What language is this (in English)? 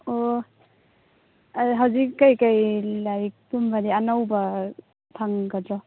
Manipuri